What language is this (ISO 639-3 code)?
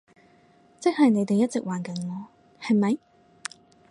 yue